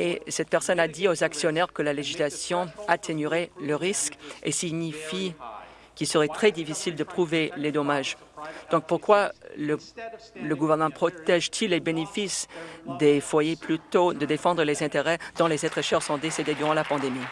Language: French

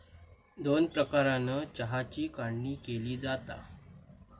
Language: Marathi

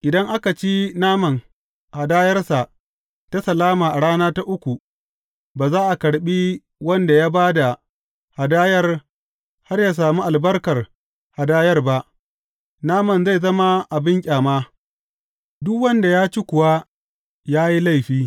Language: Hausa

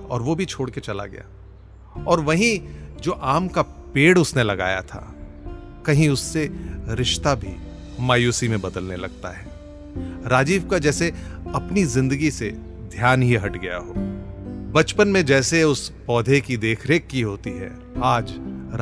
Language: Hindi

